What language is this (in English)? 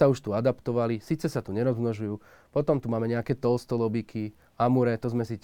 Slovak